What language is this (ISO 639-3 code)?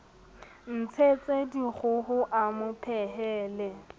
sot